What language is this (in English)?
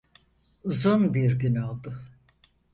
Turkish